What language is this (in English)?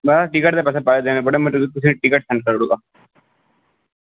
Dogri